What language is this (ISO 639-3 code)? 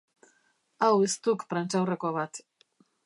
eus